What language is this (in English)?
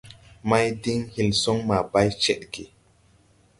Tupuri